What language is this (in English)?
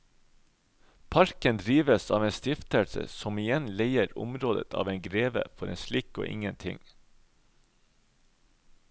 Norwegian